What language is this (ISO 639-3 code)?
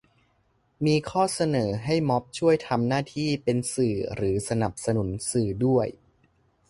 tha